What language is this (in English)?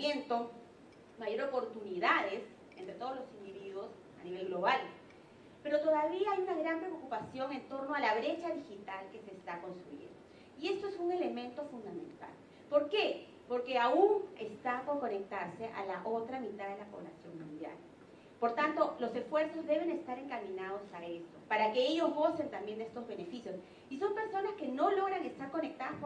Spanish